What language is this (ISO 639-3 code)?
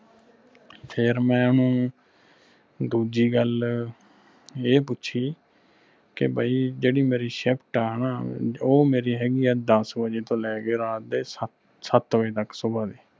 pan